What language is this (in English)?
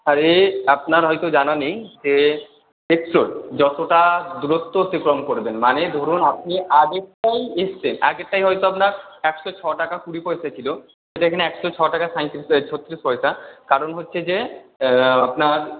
Bangla